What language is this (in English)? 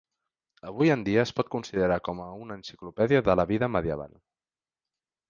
Catalan